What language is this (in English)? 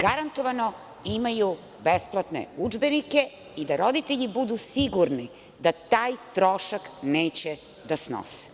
Serbian